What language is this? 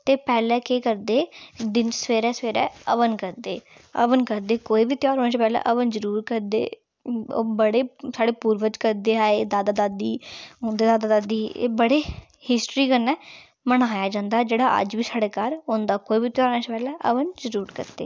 Dogri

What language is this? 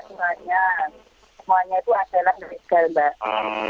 Indonesian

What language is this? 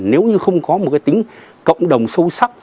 Vietnamese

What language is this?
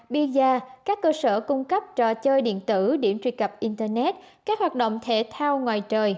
Vietnamese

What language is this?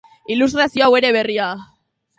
Basque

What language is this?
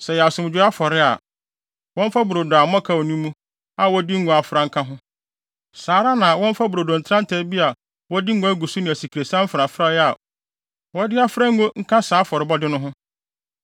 Akan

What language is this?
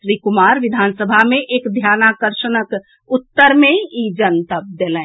Maithili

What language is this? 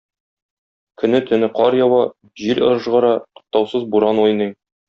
Tatar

